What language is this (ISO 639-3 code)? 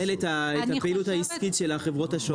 heb